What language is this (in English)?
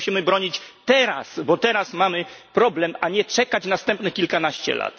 Polish